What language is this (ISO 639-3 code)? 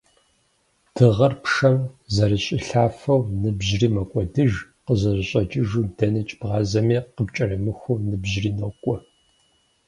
kbd